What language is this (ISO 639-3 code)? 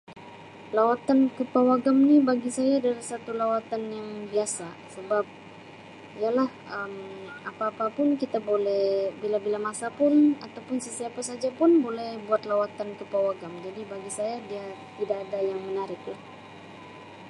msi